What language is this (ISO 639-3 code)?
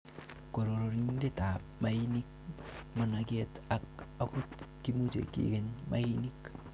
kln